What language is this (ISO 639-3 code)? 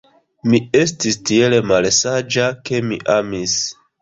epo